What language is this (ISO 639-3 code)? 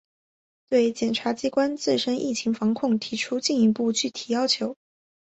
zho